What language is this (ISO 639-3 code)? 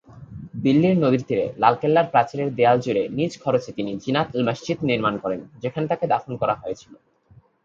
ben